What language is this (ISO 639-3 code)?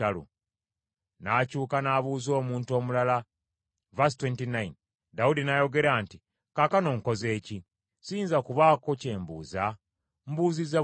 lug